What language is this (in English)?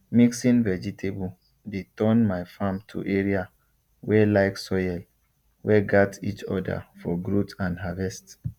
Nigerian Pidgin